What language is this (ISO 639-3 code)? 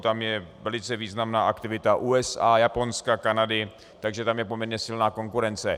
ces